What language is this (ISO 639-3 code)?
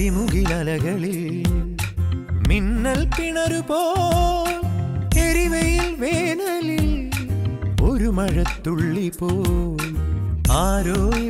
ara